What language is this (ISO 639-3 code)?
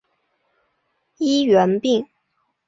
zho